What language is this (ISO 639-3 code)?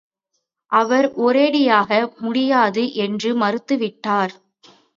tam